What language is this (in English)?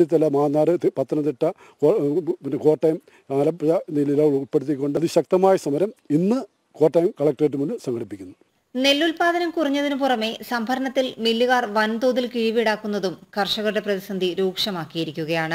Malayalam